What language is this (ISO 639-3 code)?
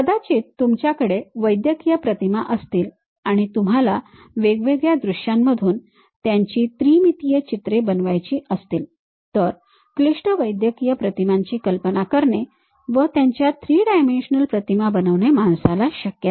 mar